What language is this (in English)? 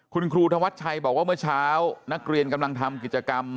Thai